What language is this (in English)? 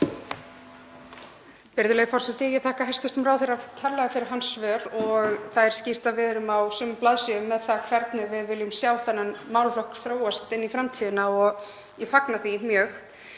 Icelandic